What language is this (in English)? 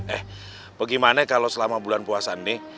Indonesian